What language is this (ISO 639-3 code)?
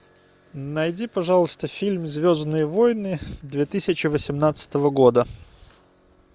rus